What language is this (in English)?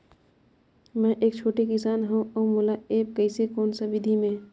Chhattisgarhi